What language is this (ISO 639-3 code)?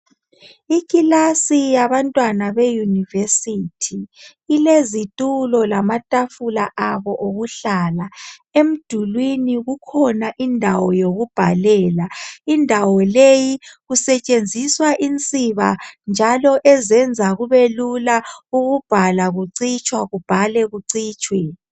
nde